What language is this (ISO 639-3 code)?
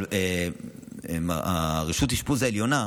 heb